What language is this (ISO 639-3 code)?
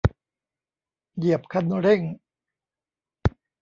tha